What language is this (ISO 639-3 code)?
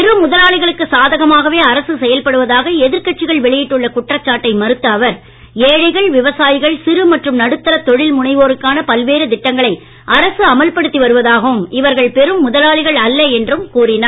tam